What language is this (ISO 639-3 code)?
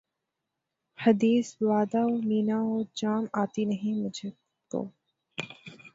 urd